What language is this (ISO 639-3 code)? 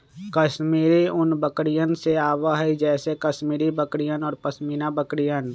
mag